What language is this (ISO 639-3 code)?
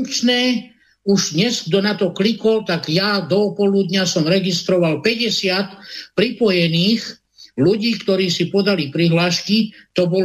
slk